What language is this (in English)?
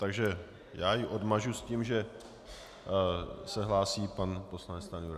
Czech